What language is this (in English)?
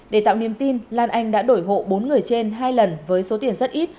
Vietnamese